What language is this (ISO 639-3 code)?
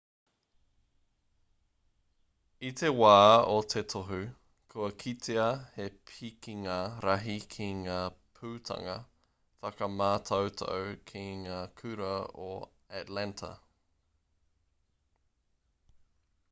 mri